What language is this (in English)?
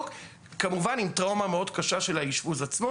Hebrew